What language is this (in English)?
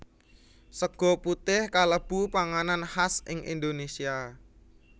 Javanese